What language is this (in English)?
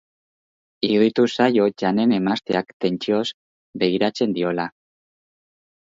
Basque